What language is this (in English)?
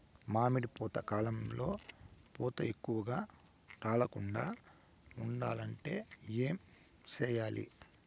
Telugu